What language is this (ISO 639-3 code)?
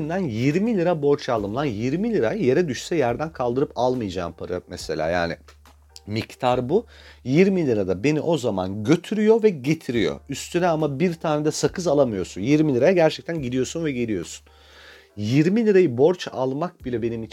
tur